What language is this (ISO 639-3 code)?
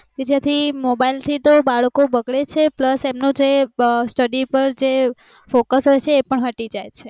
guj